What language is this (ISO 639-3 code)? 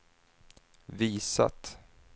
swe